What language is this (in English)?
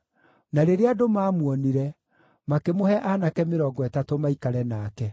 Kikuyu